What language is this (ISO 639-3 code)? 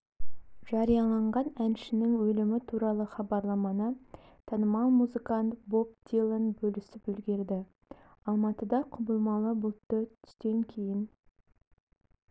kaz